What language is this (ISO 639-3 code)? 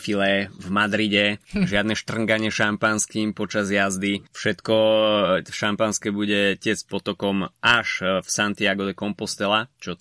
slk